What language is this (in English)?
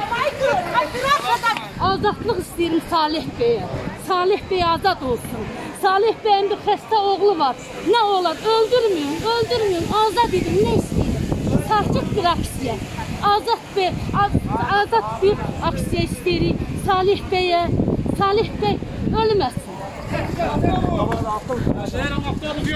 Turkish